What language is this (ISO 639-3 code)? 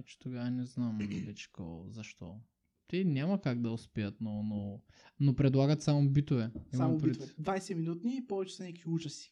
bul